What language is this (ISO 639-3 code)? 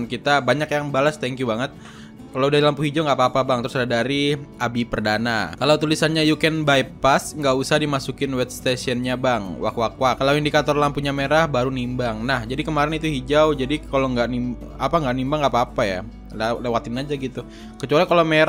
ind